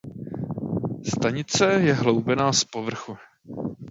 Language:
Czech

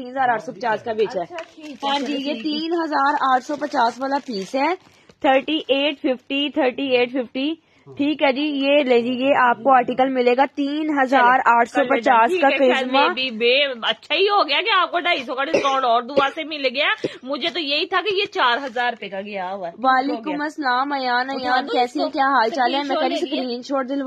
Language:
Hindi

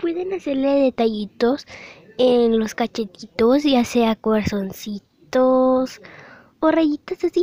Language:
Spanish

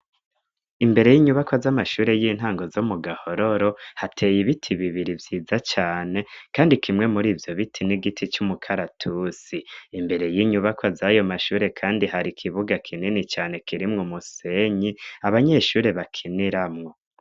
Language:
Rundi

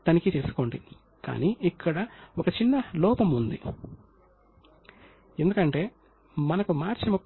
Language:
Telugu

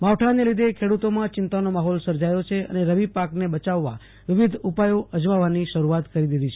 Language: Gujarati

